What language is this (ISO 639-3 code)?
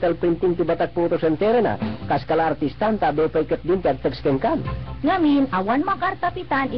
fil